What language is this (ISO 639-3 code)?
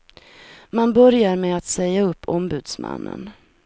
swe